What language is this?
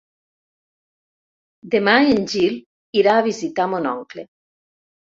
Catalan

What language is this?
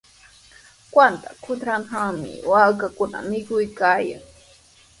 Sihuas Ancash Quechua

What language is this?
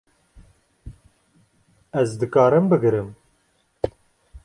Kurdish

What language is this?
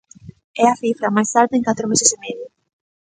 Galician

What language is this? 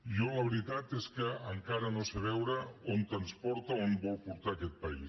Catalan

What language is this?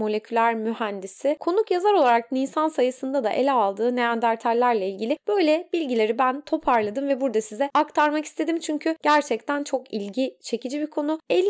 Turkish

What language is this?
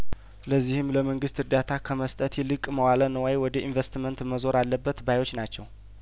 Amharic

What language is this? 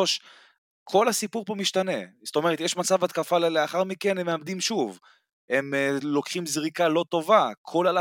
Hebrew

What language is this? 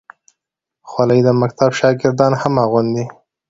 Pashto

